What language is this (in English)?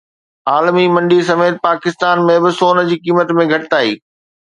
Sindhi